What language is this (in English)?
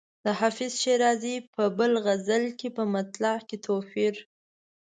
Pashto